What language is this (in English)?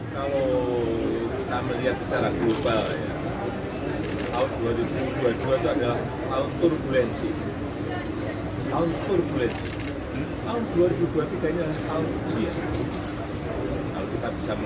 Indonesian